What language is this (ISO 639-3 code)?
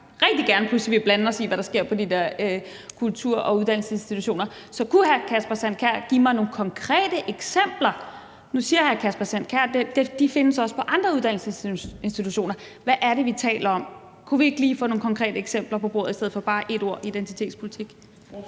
dan